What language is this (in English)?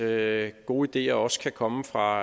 Danish